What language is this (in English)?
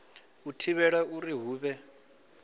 Venda